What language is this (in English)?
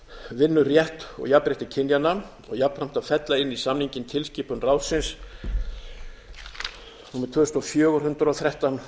Icelandic